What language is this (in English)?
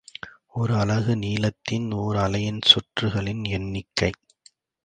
Tamil